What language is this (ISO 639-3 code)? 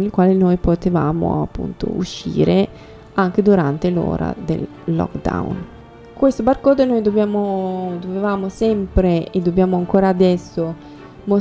ita